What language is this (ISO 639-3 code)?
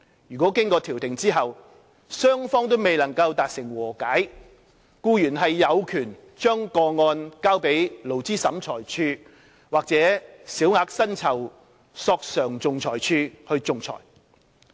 yue